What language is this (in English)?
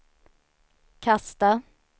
Swedish